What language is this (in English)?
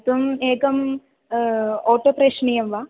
Sanskrit